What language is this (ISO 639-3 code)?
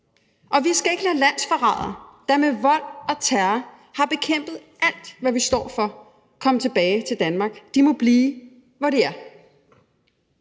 dan